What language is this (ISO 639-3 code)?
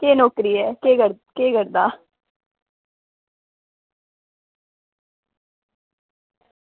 doi